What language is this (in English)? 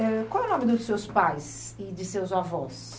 Portuguese